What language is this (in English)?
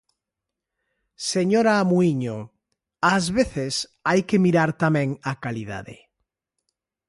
Galician